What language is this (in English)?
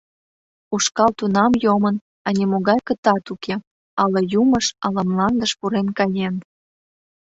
Mari